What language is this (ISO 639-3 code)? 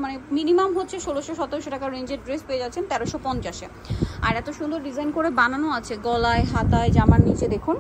ben